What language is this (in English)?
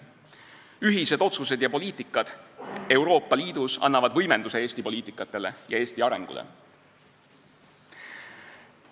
Estonian